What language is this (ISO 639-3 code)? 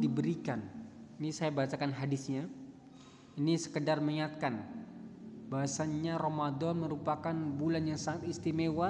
ind